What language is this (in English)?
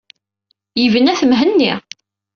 Kabyle